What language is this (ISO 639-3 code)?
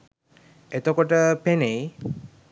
sin